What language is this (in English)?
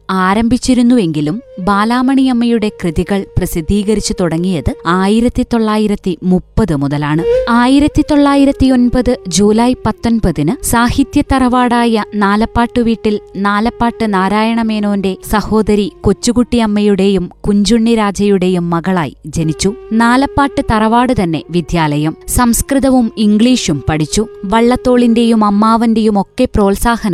Malayalam